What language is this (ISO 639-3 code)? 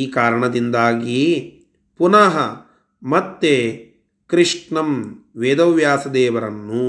kan